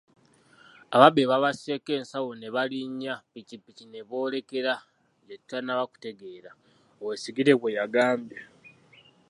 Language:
Ganda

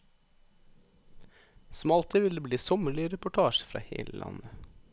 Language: Norwegian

